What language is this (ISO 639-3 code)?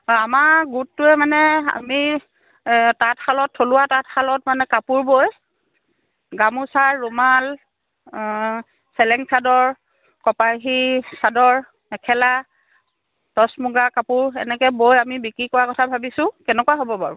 asm